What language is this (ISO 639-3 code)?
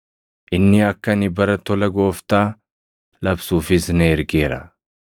orm